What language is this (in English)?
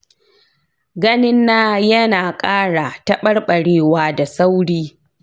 Hausa